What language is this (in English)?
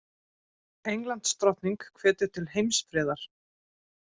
Icelandic